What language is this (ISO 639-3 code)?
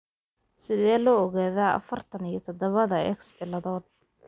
som